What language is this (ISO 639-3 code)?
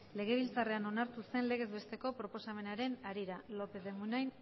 eus